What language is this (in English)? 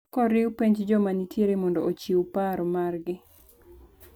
Luo (Kenya and Tanzania)